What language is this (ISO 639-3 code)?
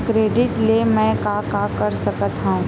hne